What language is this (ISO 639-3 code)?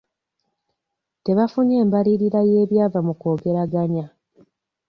lug